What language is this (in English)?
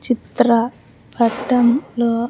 Telugu